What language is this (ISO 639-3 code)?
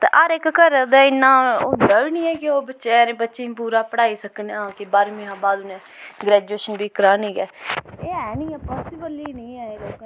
doi